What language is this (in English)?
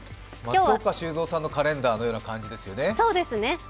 Japanese